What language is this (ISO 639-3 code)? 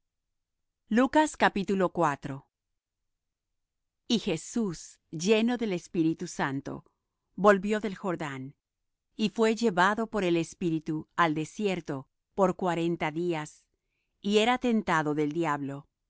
spa